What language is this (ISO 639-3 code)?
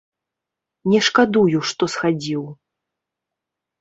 bel